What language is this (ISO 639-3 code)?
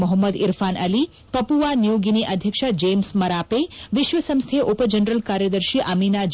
kan